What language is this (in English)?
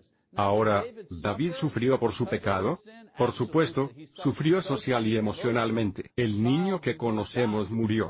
Spanish